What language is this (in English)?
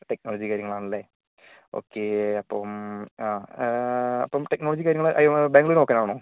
Malayalam